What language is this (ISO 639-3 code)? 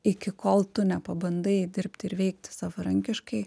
lit